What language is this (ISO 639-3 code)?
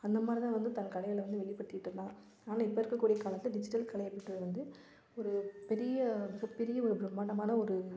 tam